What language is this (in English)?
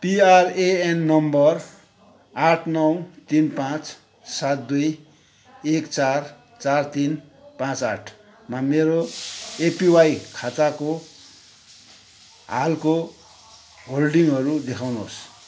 Nepali